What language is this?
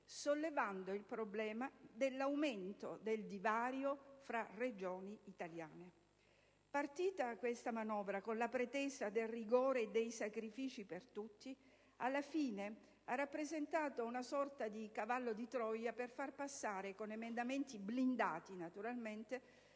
Italian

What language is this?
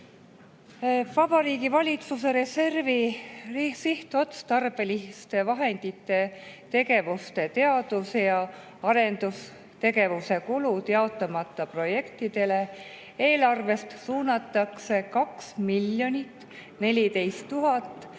Estonian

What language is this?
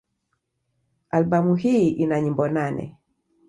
Swahili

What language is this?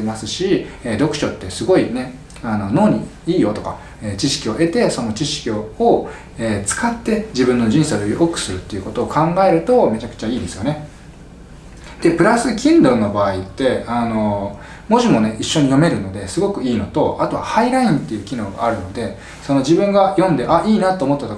Japanese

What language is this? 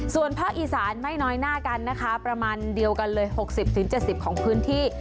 Thai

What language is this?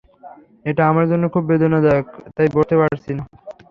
Bangla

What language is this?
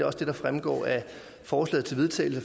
Danish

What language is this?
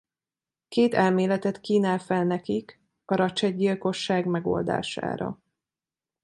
Hungarian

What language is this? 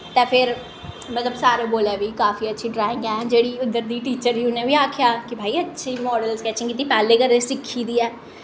Dogri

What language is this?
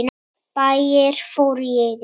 Icelandic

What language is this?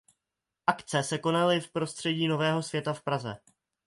Czech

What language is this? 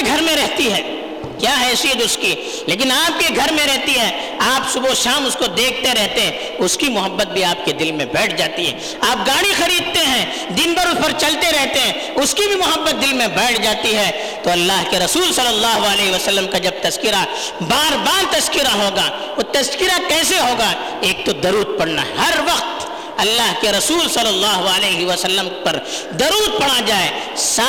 Urdu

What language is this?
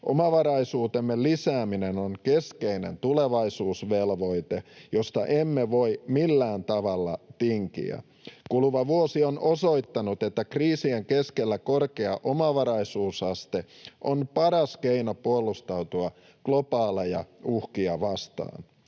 Finnish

